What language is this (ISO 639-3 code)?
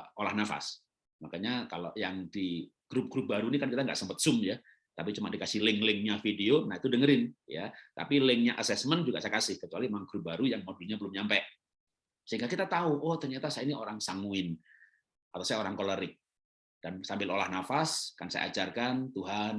ind